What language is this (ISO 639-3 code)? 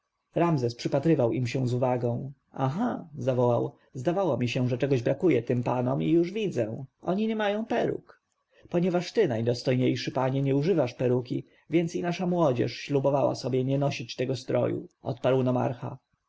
pol